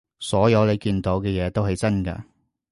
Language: Cantonese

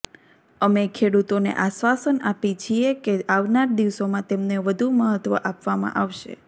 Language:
Gujarati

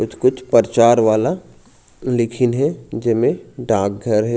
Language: Chhattisgarhi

